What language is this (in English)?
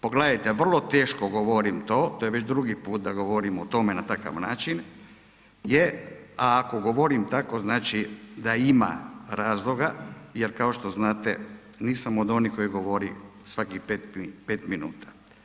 Croatian